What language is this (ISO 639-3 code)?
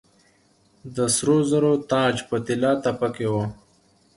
pus